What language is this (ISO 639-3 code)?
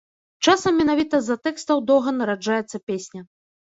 bel